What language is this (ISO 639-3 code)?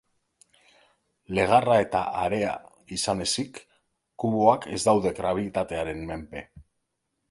eus